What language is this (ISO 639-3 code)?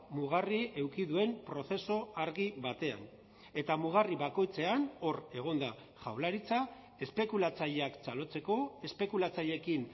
eus